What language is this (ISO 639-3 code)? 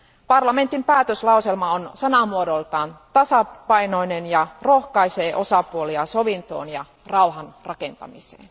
fin